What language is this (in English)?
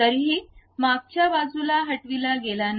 Marathi